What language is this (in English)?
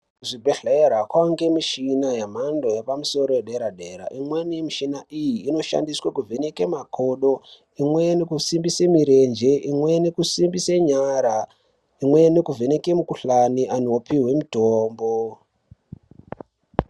Ndau